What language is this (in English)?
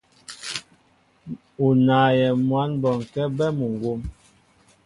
Mbo (Cameroon)